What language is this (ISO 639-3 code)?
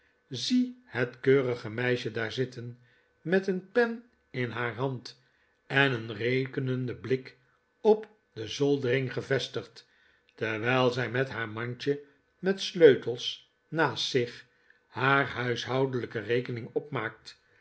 nld